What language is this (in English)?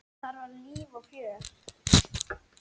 Icelandic